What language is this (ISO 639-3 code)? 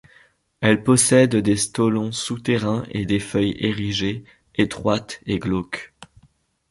fra